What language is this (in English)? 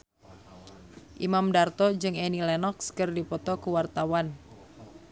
Sundanese